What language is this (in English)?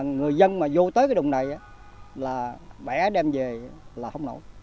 Vietnamese